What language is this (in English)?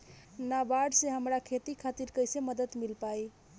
Bhojpuri